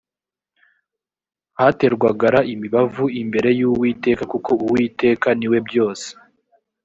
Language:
Kinyarwanda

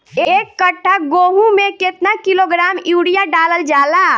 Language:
Bhojpuri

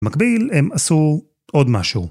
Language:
Hebrew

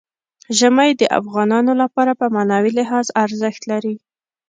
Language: Pashto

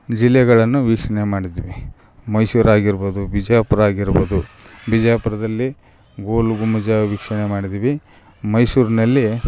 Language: Kannada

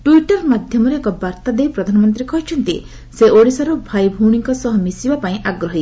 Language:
Odia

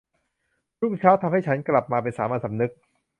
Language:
Thai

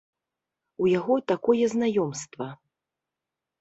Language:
Belarusian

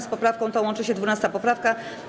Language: Polish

